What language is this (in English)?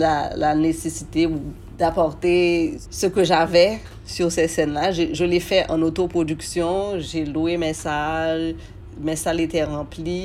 French